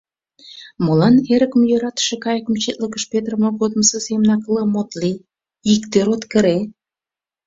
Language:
Mari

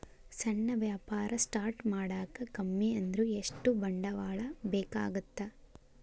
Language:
Kannada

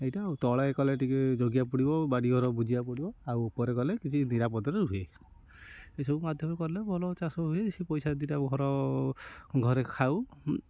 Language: Odia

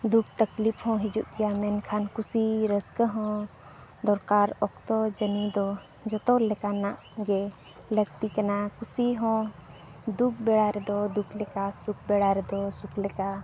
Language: Santali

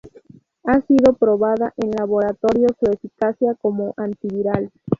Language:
Spanish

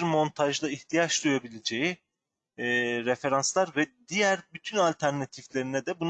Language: Turkish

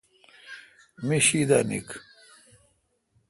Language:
Kalkoti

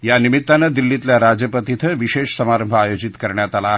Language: Marathi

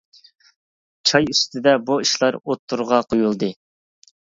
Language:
Uyghur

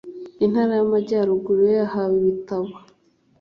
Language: Kinyarwanda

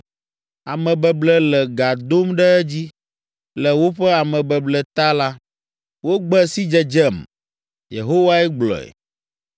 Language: Ewe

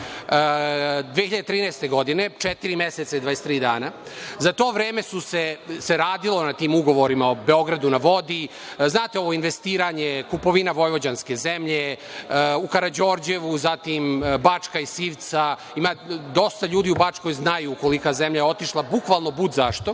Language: Serbian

